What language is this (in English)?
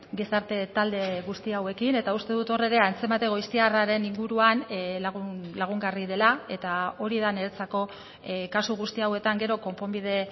Basque